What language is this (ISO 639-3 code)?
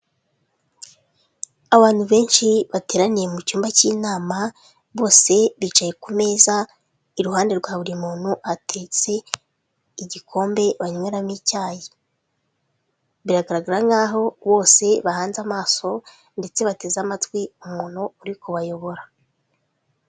kin